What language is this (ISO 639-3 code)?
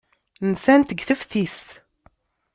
kab